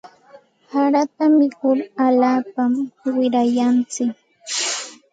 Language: Santa Ana de Tusi Pasco Quechua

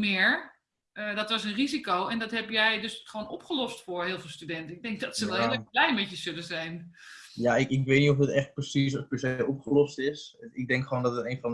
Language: Dutch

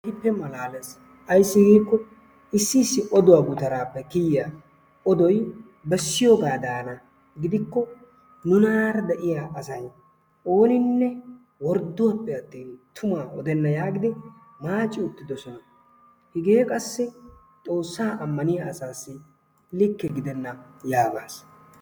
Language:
Wolaytta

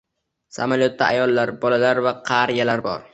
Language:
Uzbek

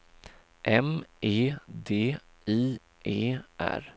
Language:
Swedish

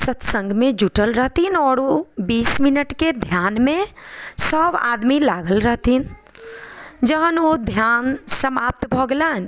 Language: Maithili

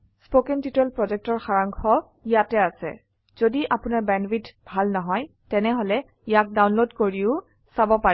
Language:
Assamese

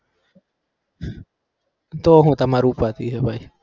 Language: Gujarati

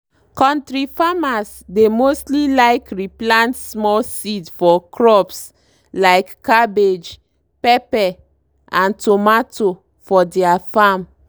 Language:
Nigerian Pidgin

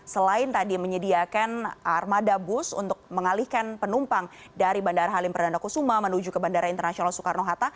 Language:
Indonesian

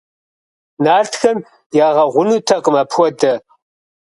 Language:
Kabardian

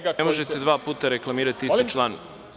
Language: Serbian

